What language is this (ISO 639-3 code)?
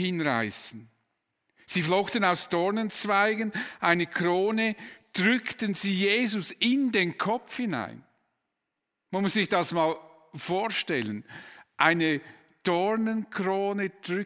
deu